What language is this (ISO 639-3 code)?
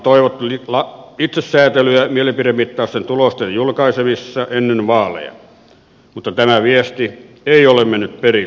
fin